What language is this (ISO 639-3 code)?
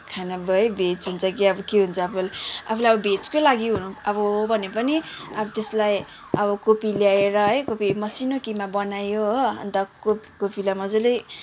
nep